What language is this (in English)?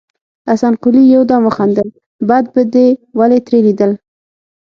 Pashto